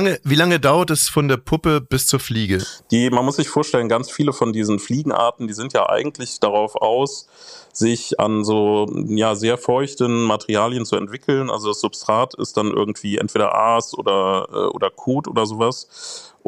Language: German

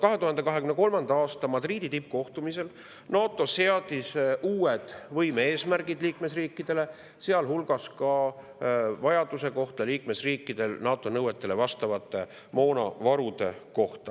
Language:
Estonian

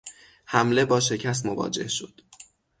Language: Persian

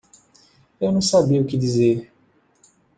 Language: Portuguese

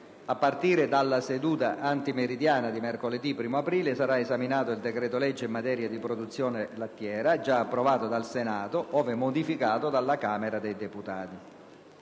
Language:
Italian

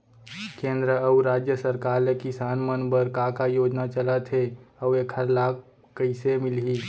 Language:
Chhattisgarhi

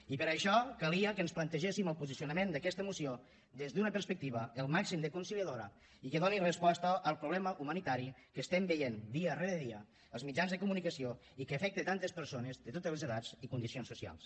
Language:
Catalan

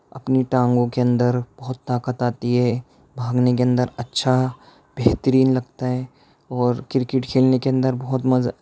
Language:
Urdu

